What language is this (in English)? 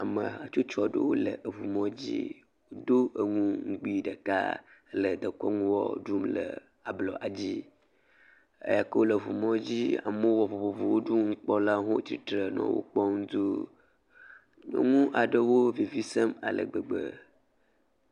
Ewe